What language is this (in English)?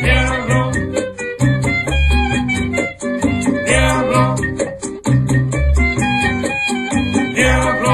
Ukrainian